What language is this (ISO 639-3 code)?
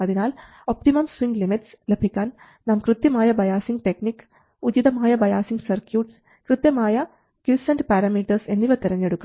mal